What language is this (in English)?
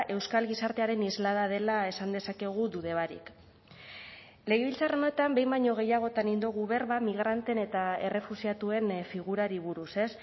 Basque